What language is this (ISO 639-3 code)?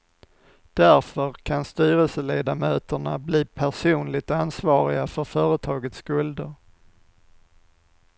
swe